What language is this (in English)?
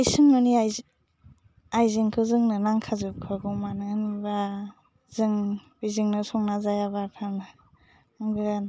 Bodo